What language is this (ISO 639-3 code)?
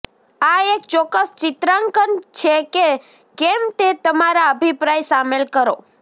guj